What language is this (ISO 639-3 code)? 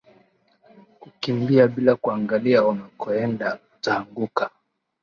swa